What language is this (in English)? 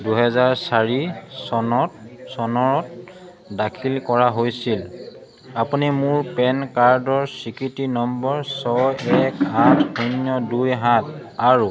Assamese